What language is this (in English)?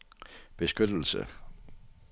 Danish